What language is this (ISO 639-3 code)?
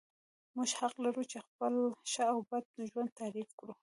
pus